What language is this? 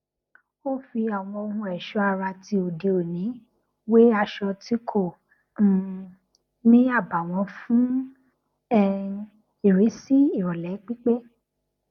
Yoruba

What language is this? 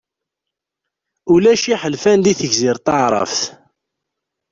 Kabyle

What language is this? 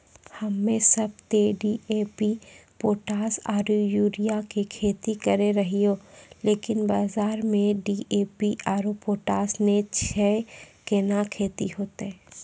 Maithili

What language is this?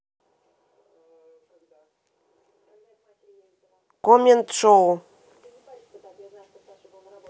Russian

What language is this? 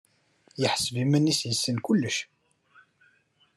Kabyle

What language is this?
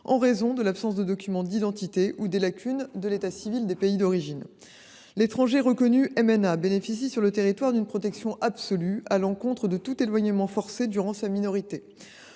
French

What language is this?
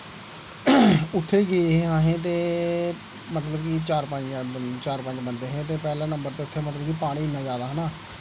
Dogri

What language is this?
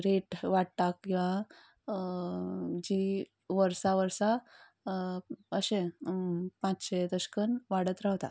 Konkani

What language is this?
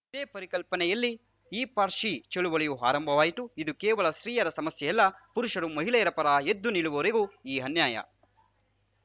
Kannada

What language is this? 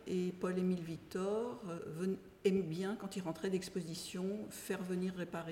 French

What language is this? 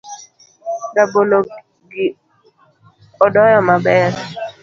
Luo (Kenya and Tanzania)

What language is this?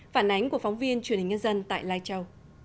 Vietnamese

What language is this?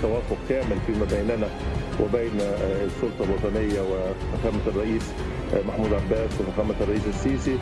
Indonesian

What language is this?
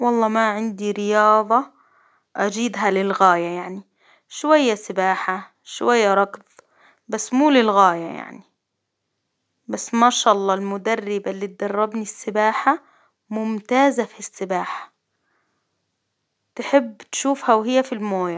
Hijazi Arabic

